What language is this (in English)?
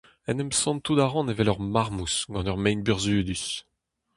Breton